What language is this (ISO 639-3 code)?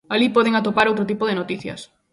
glg